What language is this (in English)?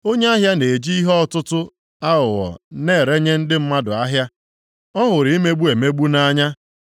Igbo